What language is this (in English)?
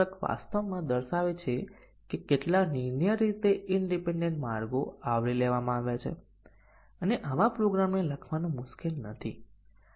Gujarati